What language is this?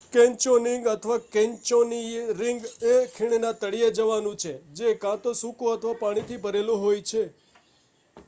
Gujarati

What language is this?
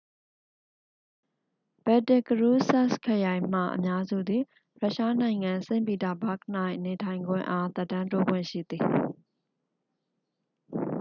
Burmese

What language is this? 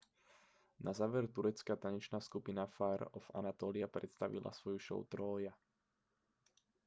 Slovak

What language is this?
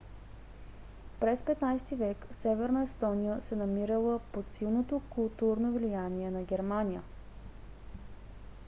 Bulgarian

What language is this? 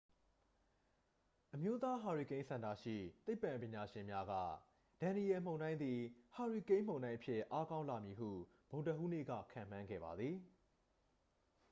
Burmese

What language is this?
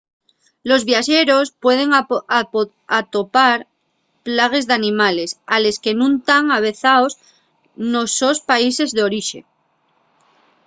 Asturian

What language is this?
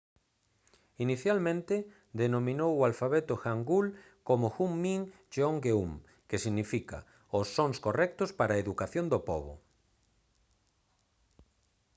Galician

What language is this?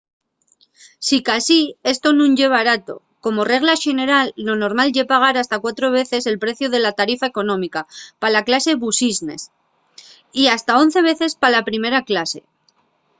Asturian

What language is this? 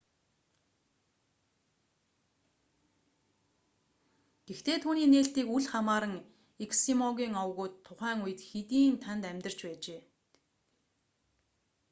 Mongolian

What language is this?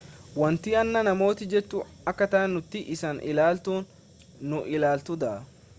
Oromo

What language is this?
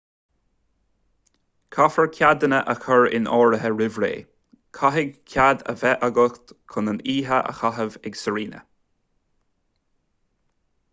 Irish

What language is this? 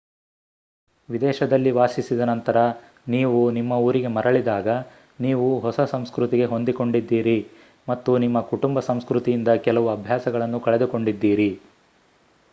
Kannada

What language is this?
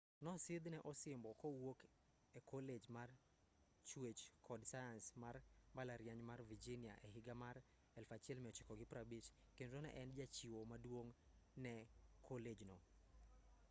Luo (Kenya and Tanzania)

